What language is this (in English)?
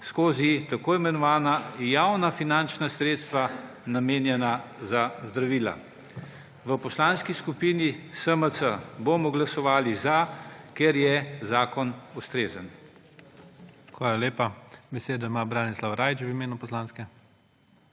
Slovenian